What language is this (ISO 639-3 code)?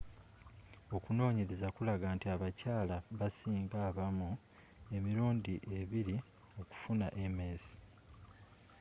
lug